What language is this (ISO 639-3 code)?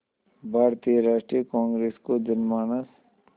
hin